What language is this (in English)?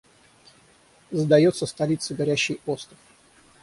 Russian